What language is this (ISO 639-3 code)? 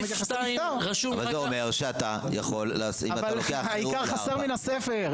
heb